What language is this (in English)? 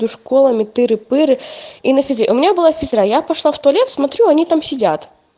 Russian